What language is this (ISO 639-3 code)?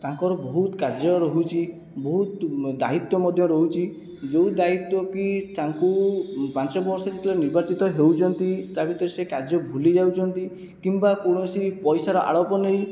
ori